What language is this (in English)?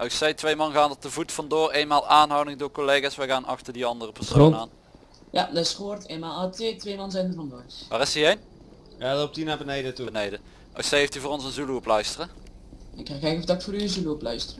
Dutch